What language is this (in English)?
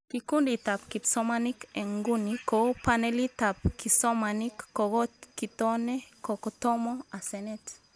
Kalenjin